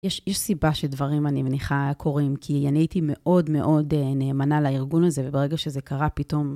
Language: Hebrew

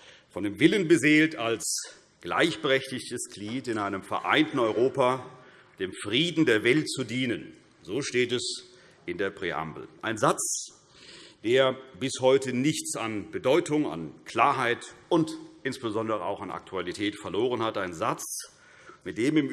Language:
German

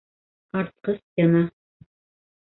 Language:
Bashkir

